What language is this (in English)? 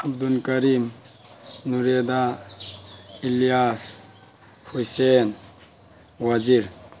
Manipuri